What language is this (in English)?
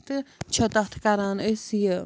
Kashmiri